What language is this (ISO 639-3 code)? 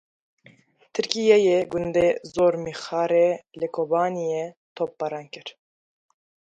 kur